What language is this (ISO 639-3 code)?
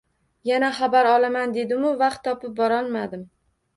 uzb